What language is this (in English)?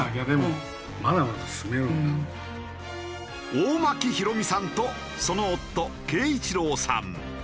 Japanese